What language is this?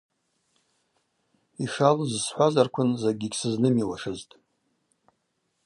Abaza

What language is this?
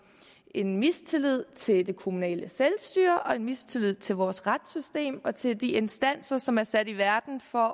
Danish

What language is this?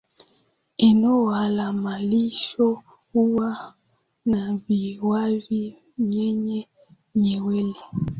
Swahili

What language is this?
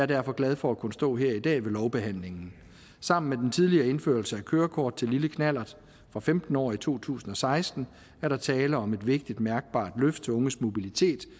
Danish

